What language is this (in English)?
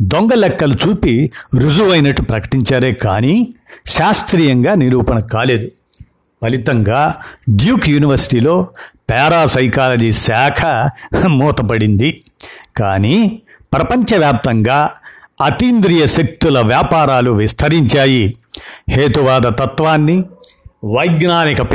Telugu